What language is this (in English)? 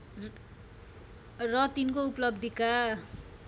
Nepali